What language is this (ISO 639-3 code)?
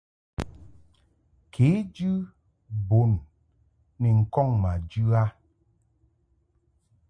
mhk